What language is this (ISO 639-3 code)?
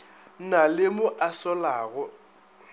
nso